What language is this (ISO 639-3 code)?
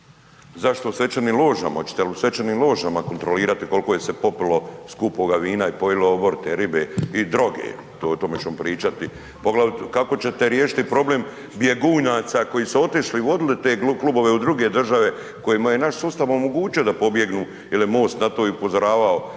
hrv